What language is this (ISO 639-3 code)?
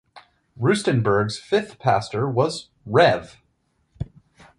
eng